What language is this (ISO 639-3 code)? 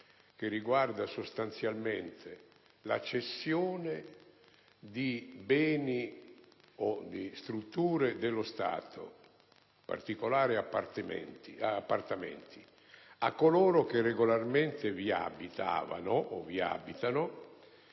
ita